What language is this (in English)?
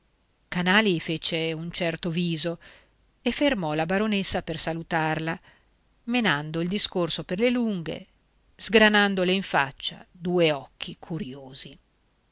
Italian